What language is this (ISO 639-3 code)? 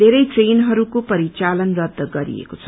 nep